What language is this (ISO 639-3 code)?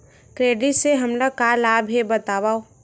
hne